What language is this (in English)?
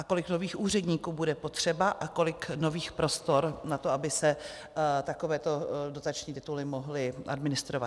Czech